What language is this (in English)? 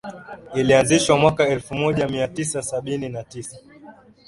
Swahili